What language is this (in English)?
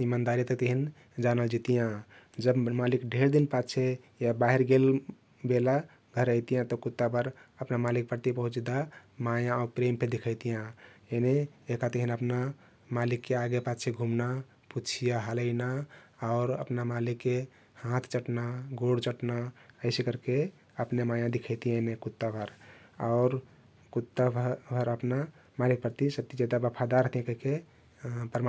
Kathoriya Tharu